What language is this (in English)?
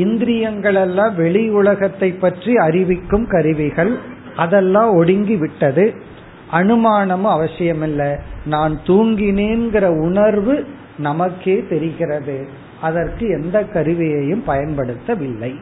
Tamil